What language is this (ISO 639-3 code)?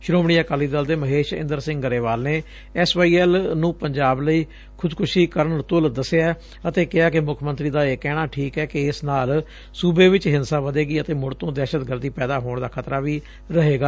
pan